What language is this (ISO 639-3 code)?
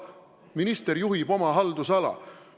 est